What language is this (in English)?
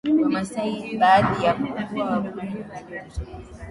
Swahili